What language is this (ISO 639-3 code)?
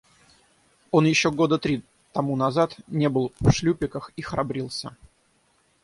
rus